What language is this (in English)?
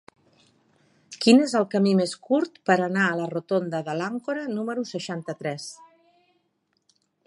Catalan